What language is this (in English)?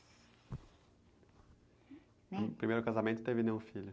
Portuguese